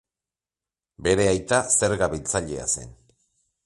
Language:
Basque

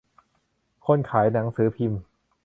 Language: Thai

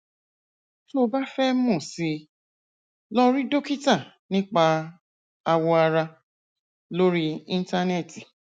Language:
Yoruba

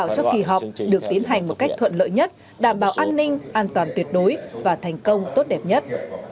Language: Vietnamese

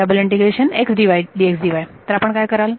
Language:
Marathi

